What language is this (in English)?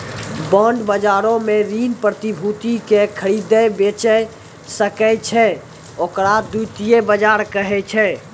Maithili